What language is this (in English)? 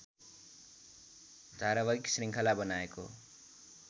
Nepali